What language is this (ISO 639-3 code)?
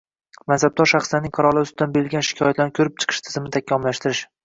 uzb